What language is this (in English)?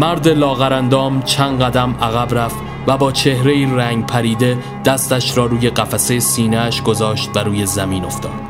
Persian